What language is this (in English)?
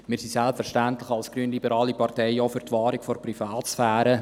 Swiss German